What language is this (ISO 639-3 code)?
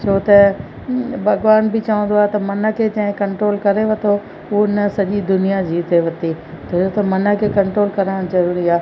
snd